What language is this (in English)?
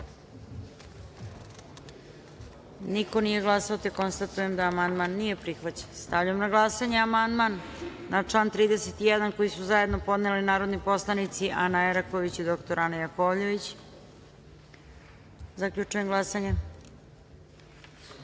Serbian